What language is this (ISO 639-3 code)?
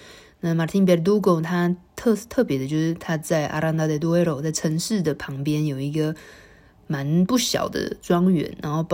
zho